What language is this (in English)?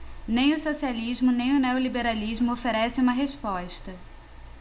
Portuguese